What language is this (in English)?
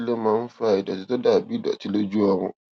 Yoruba